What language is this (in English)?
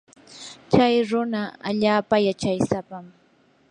Yanahuanca Pasco Quechua